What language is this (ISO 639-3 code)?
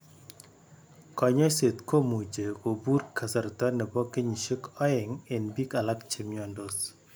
kln